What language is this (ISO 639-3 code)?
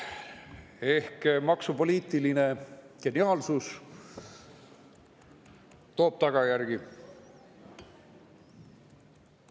est